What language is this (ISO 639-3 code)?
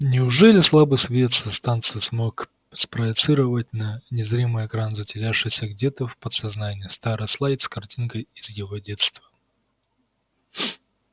rus